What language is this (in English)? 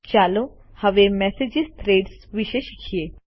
Gujarati